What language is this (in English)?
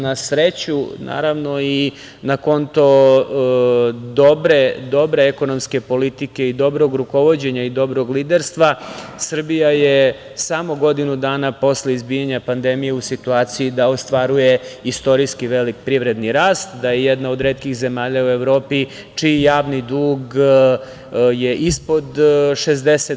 Serbian